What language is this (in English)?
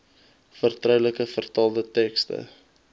Afrikaans